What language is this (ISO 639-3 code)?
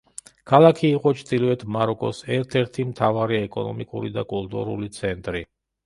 kat